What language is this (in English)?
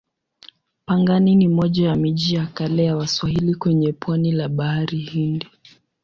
Swahili